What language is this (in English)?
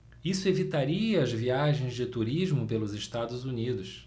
Portuguese